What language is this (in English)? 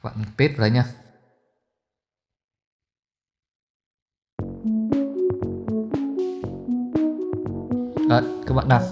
Vietnamese